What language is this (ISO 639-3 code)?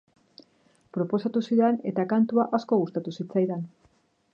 eus